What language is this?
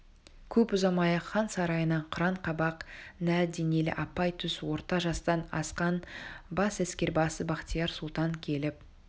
Kazakh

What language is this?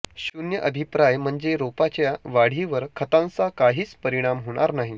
Marathi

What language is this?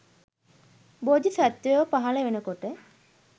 Sinhala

